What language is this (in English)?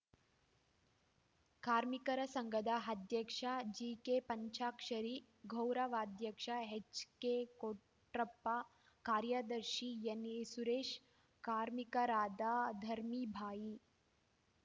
Kannada